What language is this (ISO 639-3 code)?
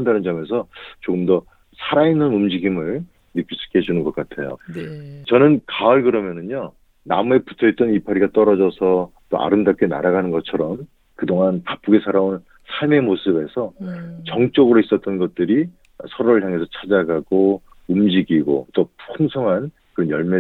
kor